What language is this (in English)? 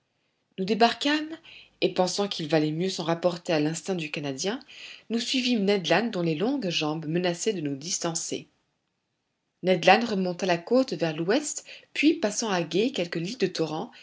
French